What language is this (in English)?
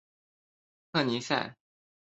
Chinese